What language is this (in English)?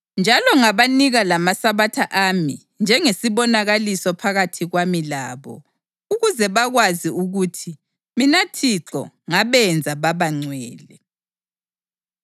North Ndebele